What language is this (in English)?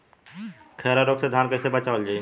Bhojpuri